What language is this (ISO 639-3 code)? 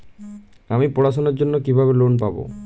ben